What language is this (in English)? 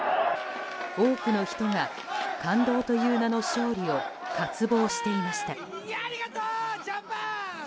Japanese